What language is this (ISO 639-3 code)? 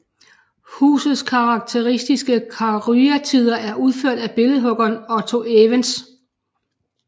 dan